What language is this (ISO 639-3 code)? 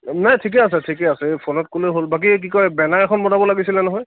asm